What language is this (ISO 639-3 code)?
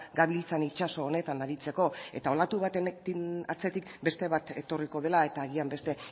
eus